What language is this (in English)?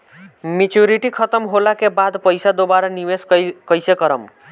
Bhojpuri